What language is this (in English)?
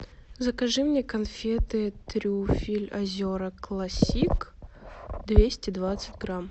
Russian